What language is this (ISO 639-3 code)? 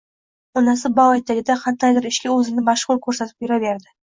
uzb